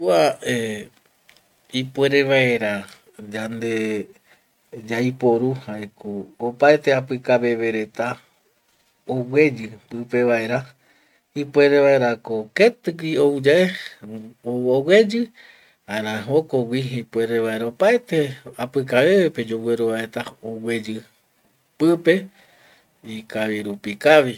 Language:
Eastern Bolivian Guaraní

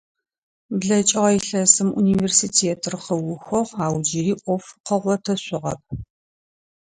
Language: Adyghe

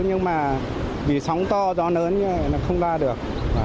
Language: Vietnamese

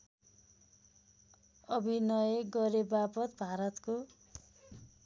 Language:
Nepali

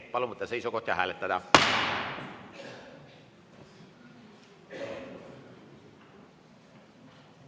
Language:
Estonian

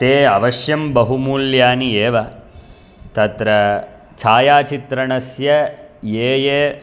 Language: Sanskrit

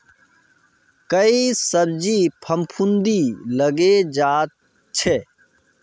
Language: Magahi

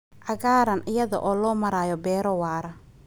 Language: Somali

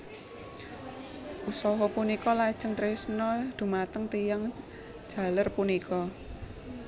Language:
Javanese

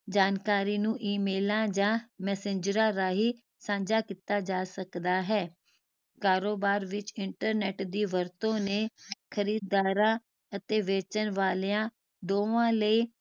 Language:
Punjabi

